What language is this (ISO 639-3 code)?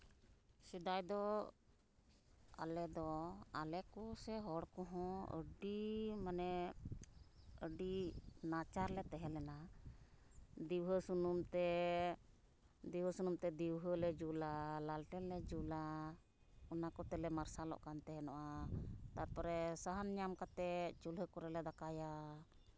sat